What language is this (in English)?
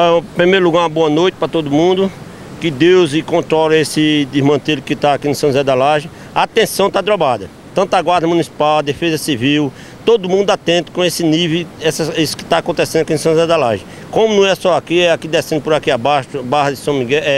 Portuguese